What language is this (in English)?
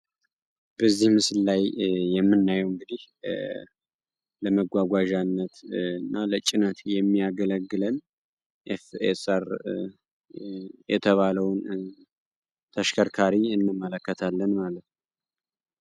Amharic